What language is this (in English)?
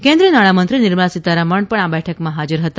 Gujarati